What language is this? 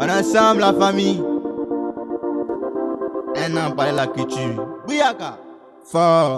French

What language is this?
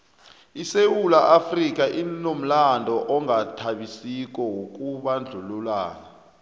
South Ndebele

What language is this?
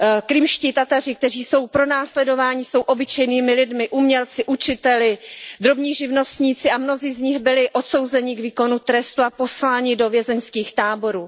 Czech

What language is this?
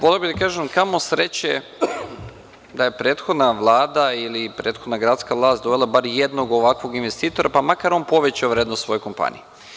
Serbian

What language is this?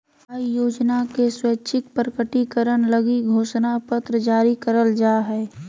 Magahi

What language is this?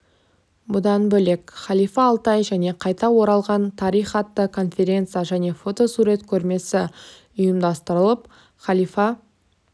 Kazakh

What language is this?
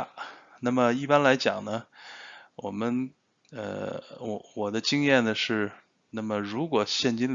Chinese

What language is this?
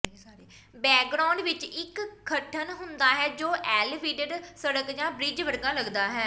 Punjabi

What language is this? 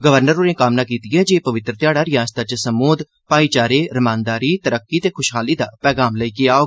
Dogri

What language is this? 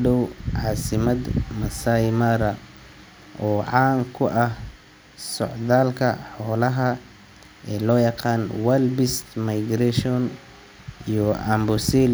Somali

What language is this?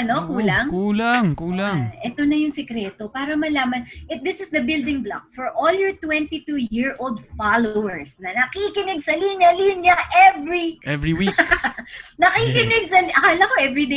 Filipino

